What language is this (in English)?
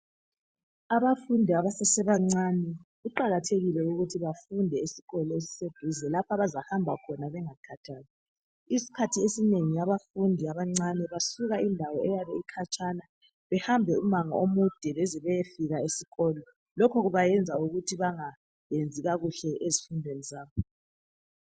North Ndebele